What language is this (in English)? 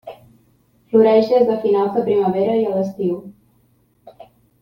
Catalan